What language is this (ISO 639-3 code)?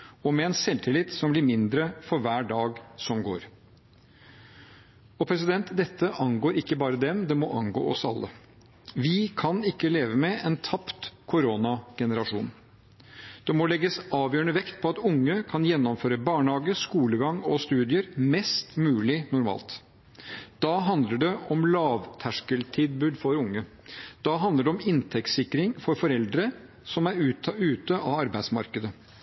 nob